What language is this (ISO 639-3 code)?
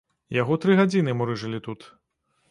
bel